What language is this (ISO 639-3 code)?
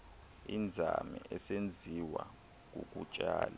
xho